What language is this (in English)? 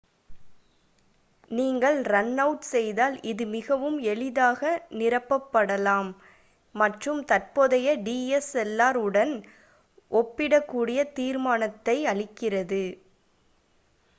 Tamil